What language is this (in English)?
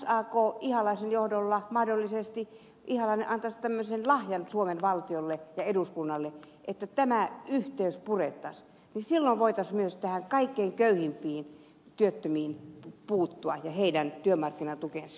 Finnish